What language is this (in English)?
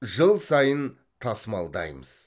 Kazakh